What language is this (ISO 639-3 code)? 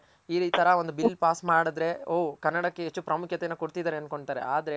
kan